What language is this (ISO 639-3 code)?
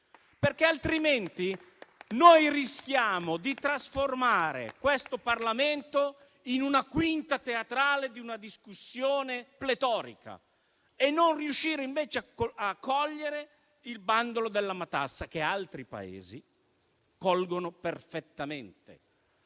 ita